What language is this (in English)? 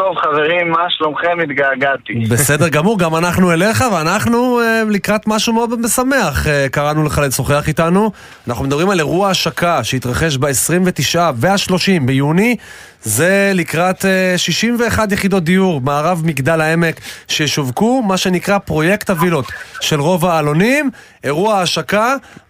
Hebrew